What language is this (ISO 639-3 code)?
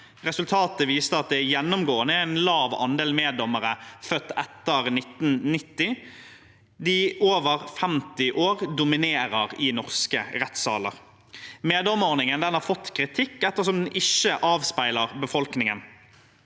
nor